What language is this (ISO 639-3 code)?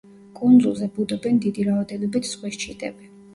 kat